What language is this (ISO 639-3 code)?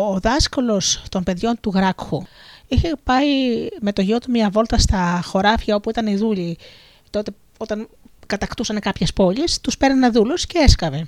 ell